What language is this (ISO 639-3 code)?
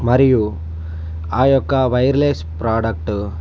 tel